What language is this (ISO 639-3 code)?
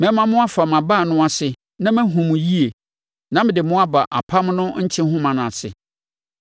aka